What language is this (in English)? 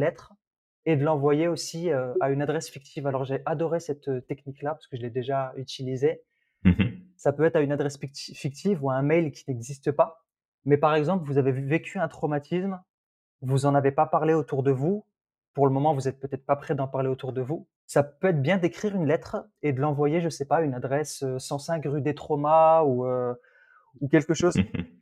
French